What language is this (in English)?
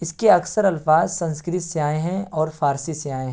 Urdu